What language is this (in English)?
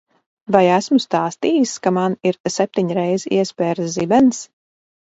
Latvian